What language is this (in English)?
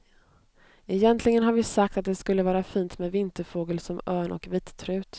Swedish